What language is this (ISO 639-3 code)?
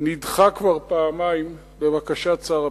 heb